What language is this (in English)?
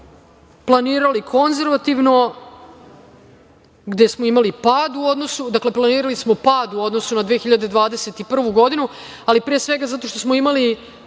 Serbian